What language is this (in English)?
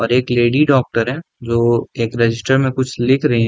Hindi